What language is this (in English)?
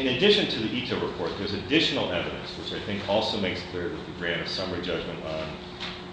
English